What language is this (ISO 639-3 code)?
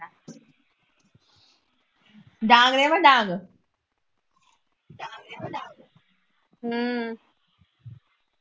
pan